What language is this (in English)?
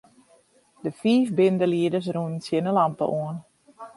Western Frisian